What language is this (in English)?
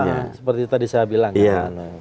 Indonesian